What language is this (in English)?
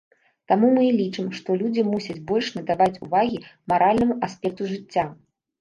Belarusian